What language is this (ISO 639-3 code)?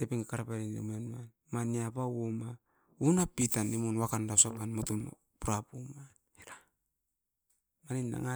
eiv